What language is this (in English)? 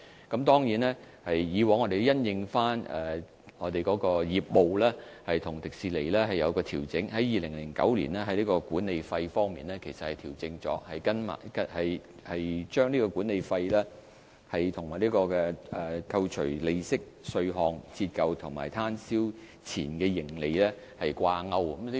Cantonese